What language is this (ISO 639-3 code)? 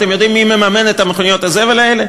heb